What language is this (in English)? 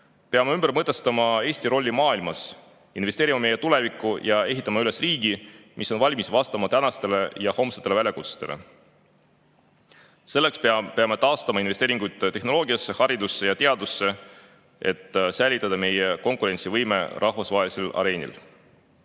Estonian